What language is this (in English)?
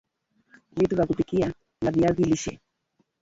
Swahili